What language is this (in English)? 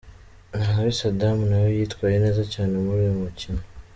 Kinyarwanda